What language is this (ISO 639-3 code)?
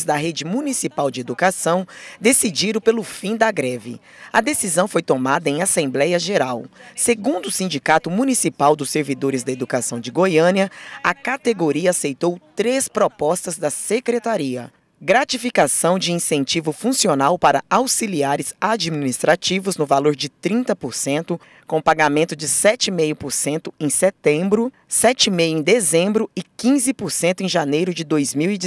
por